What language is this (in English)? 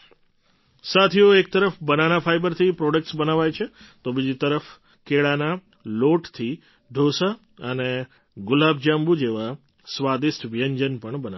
Gujarati